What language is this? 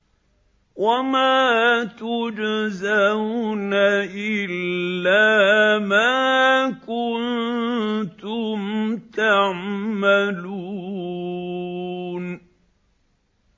Arabic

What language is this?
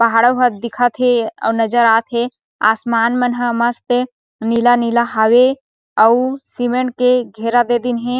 Chhattisgarhi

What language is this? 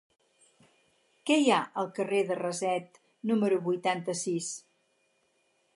Catalan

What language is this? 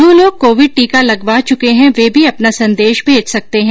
Hindi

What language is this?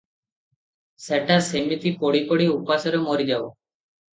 Odia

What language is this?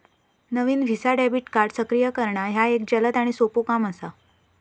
Marathi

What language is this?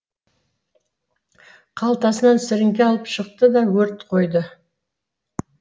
Kazakh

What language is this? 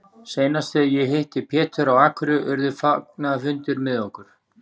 Icelandic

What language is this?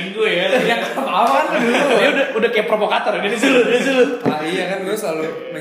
Indonesian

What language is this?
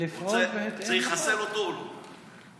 Hebrew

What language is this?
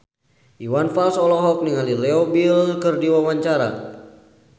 Sundanese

